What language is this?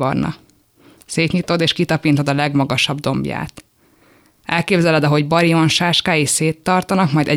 Hungarian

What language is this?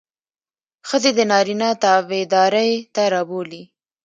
Pashto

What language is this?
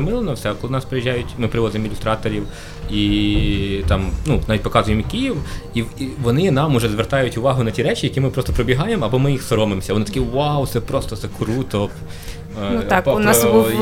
Ukrainian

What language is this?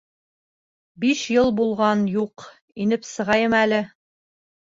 Bashkir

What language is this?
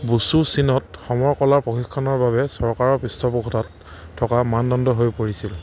Assamese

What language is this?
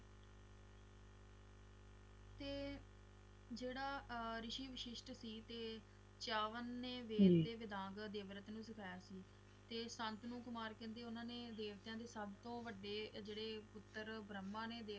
Punjabi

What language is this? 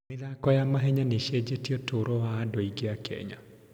Kikuyu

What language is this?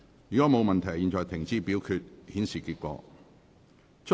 Cantonese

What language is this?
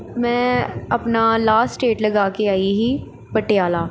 Punjabi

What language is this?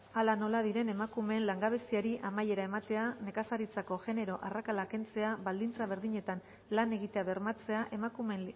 Basque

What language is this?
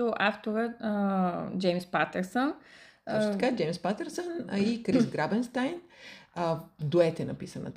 Bulgarian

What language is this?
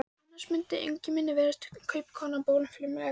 Icelandic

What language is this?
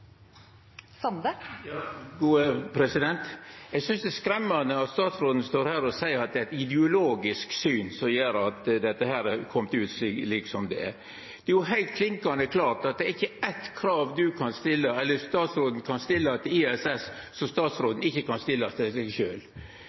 Norwegian Nynorsk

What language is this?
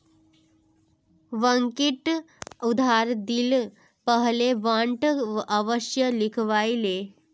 Magahi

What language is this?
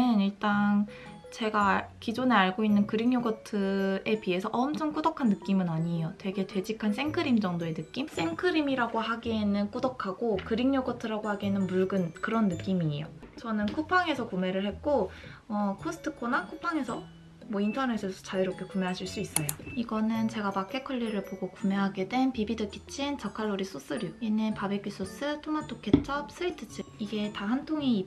Korean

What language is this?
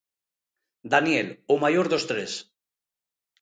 Galician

